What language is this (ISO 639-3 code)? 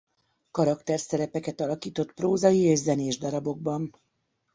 hun